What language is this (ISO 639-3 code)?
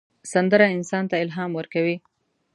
pus